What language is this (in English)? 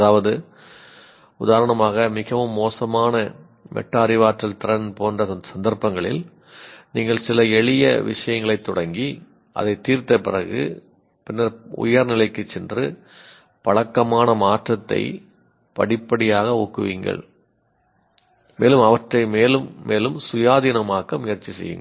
Tamil